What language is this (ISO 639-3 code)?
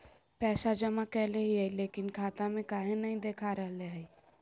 mag